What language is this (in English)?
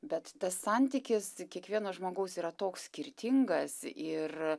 Lithuanian